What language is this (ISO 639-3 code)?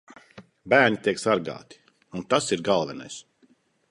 lav